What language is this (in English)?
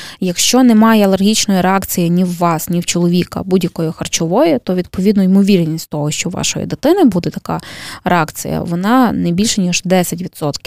Ukrainian